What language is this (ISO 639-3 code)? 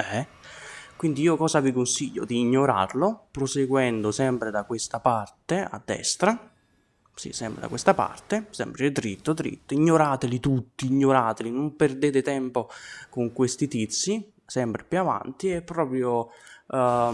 ita